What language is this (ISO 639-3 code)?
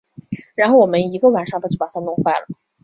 zho